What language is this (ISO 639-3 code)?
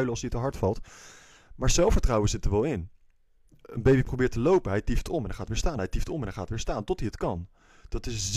nld